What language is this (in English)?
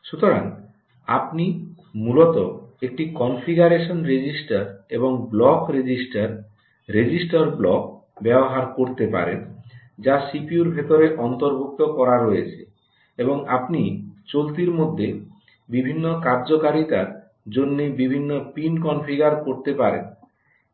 Bangla